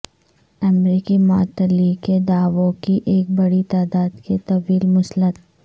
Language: Urdu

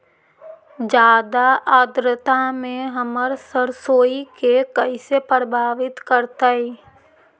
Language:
Magahi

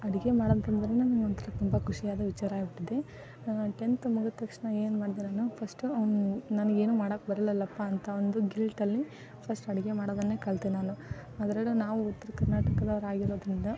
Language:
Kannada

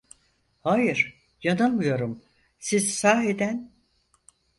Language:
Turkish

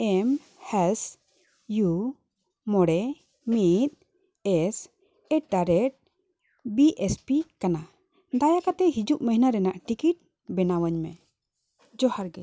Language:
Santali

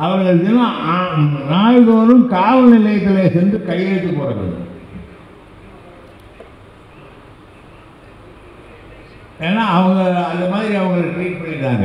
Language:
Tamil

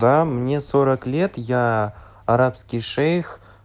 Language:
Russian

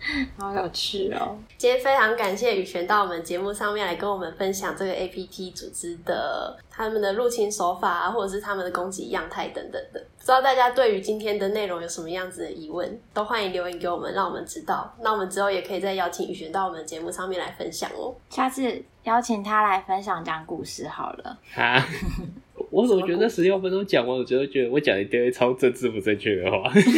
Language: Chinese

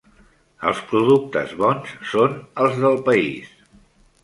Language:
Catalan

